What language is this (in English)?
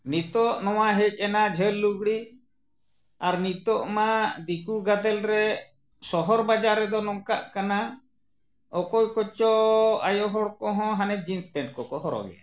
Santali